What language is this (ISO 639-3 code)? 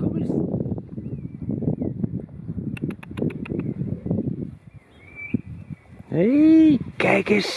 nld